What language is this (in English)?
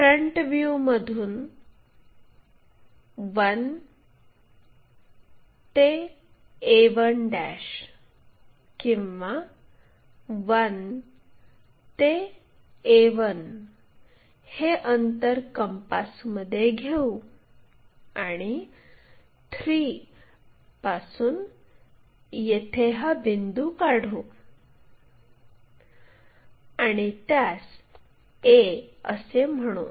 Marathi